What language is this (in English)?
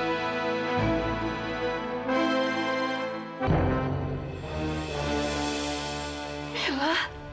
Indonesian